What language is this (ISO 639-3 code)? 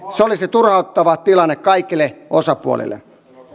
fin